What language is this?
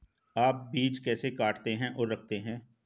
Hindi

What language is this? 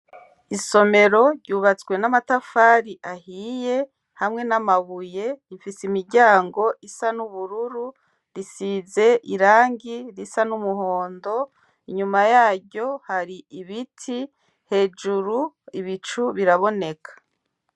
Rundi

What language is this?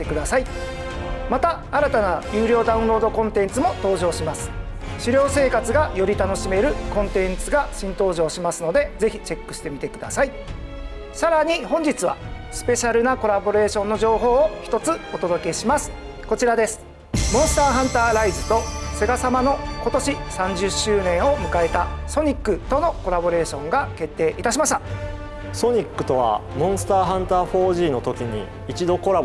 Japanese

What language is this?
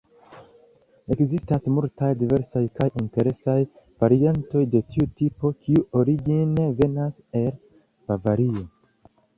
Esperanto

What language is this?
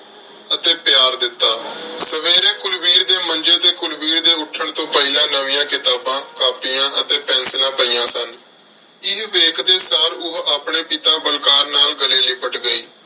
Punjabi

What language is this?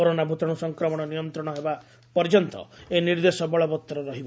Odia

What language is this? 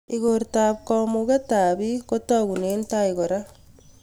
Kalenjin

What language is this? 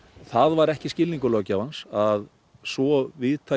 Icelandic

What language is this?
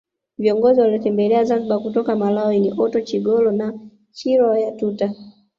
Swahili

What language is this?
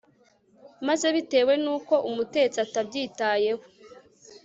Kinyarwanda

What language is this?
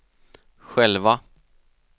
Swedish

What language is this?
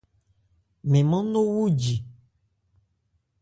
Ebrié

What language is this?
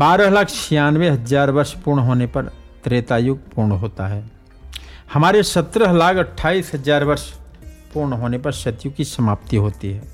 Hindi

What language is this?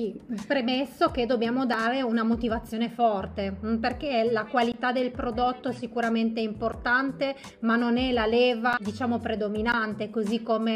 Italian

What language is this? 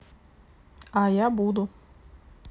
Russian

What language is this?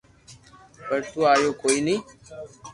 Loarki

